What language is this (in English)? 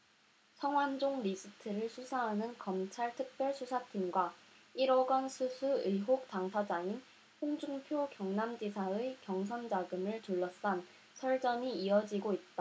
Korean